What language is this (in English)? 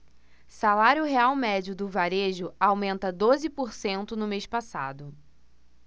Portuguese